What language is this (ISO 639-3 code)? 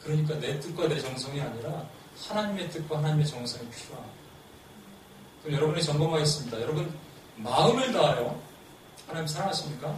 kor